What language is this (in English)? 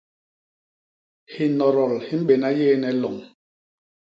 Basaa